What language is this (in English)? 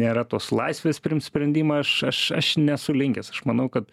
Lithuanian